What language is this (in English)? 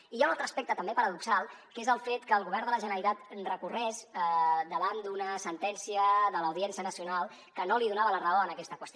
Catalan